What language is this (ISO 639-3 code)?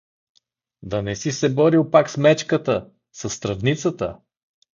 bul